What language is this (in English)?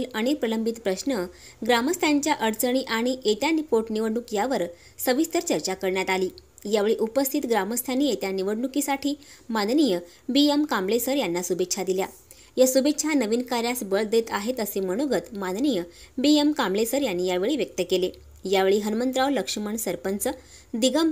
Hindi